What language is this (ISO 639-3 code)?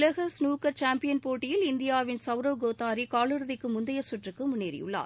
tam